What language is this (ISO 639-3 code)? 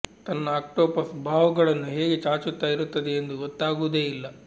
kan